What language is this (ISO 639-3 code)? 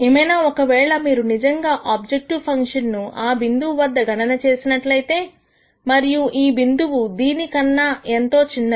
tel